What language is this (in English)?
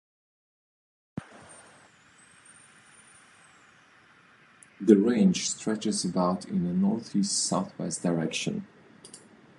English